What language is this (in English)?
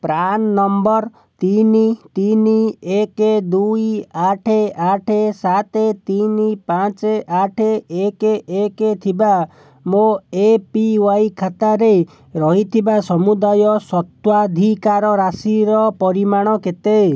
Odia